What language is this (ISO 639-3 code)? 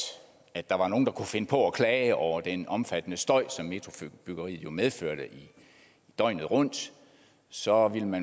dan